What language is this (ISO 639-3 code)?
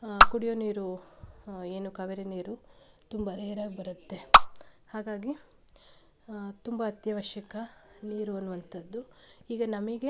kan